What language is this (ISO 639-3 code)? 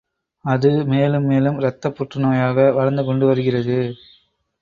tam